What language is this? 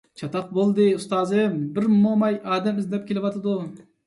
Uyghur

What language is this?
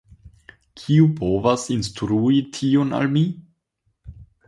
Esperanto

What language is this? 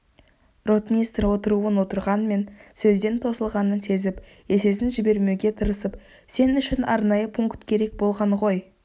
Kazakh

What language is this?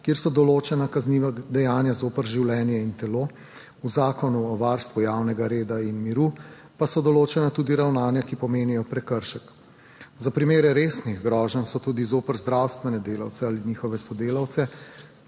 Slovenian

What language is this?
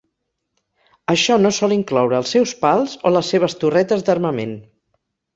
Catalan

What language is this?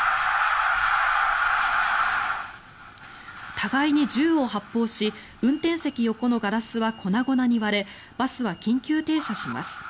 Japanese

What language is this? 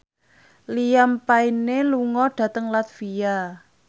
Javanese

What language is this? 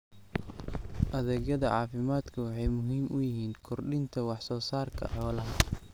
Somali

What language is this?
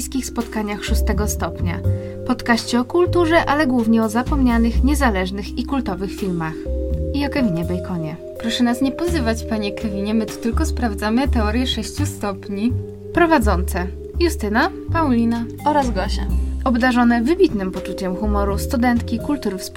Polish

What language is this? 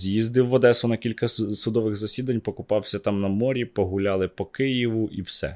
Ukrainian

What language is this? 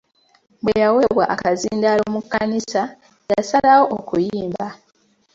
Ganda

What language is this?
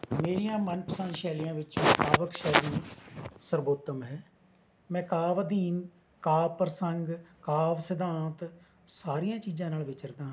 Punjabi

